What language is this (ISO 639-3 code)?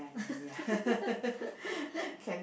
eng